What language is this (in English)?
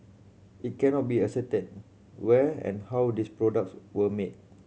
English